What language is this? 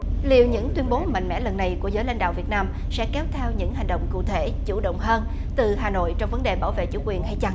Vietnamese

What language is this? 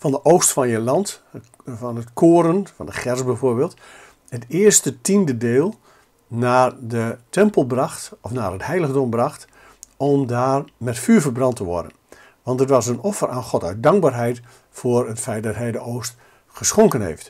Dutch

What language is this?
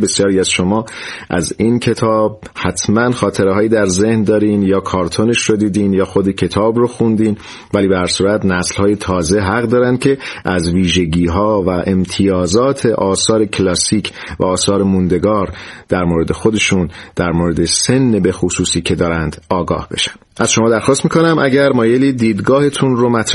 Persian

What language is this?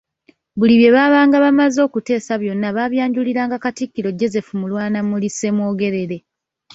Ganda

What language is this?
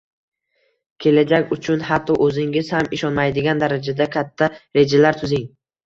Uzbek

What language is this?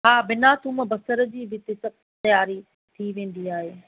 Sindhi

